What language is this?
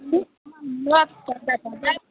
Maithili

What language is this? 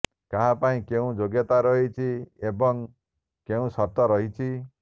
Odia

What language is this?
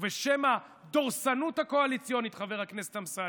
Hebrew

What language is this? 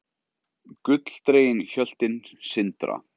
Icelandic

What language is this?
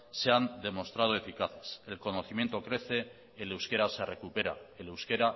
Spanish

